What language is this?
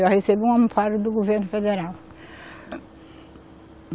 Portuguese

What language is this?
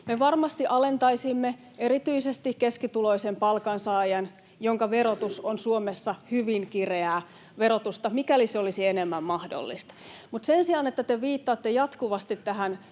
Finnish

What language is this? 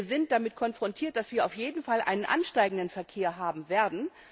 German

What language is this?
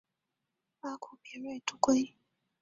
Chinese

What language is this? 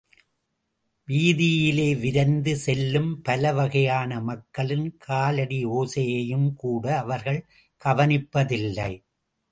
Tamil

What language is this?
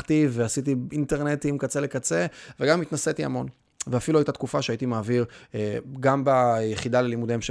Hebrew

